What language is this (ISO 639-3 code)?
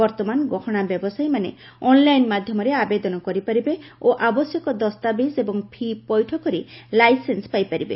ori